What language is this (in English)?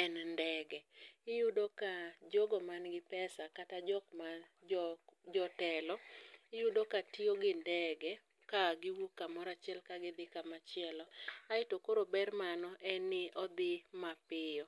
Luo (Kenya and Tanzania)